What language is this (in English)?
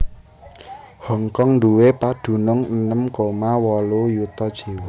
Javanese